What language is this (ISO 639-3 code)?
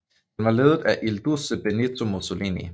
dan